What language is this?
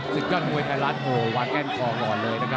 Thai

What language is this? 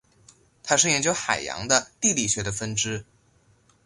Chinese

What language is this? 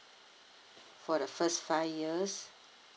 English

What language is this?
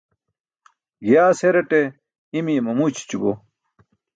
Burushaski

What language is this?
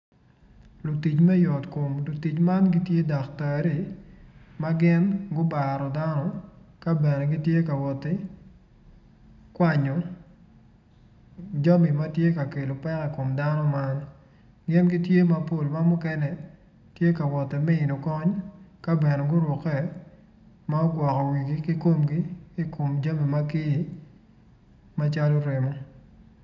Acoli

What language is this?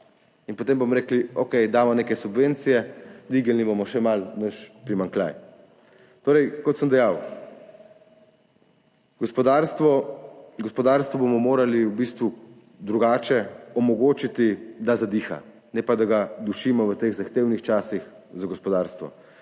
Slovenian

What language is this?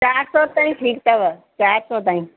Sindhi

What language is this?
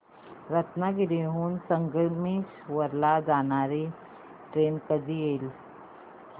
Marathi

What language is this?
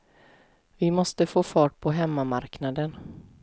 Swedish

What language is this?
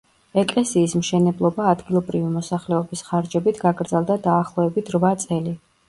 Georgian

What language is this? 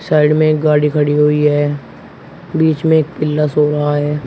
Hindi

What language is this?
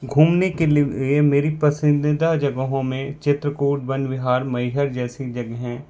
Hindi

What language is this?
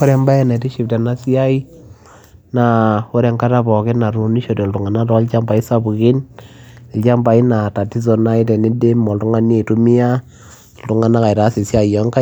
Masai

